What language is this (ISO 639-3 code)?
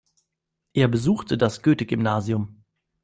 deu